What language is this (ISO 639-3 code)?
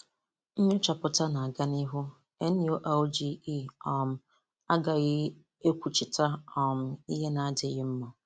ibo